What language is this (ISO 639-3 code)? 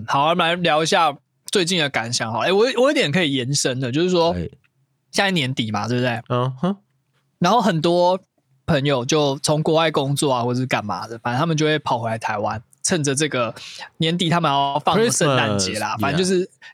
zho